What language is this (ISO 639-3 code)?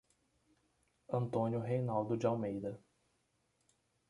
por